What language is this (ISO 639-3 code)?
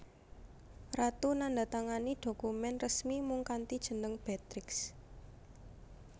jav